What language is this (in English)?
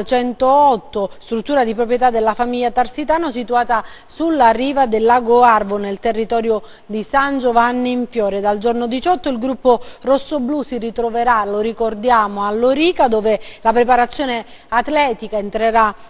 Italian